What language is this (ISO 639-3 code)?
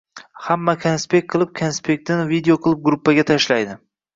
uzb